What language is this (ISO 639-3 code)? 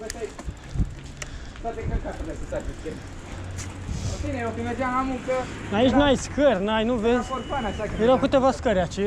ron